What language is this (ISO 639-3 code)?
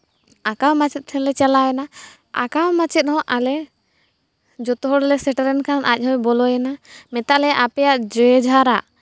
sat